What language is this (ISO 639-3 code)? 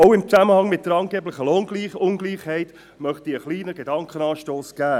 gsw